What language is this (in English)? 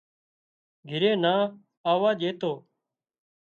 Wadiyara Koli